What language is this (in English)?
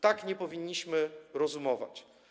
Polish